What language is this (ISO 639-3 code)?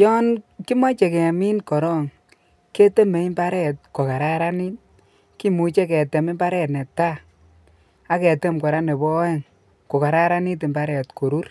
kln